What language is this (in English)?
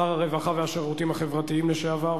Hebrew